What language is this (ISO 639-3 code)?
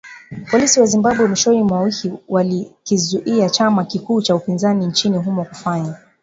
swa